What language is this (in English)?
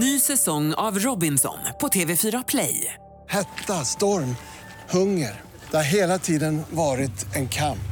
Swedish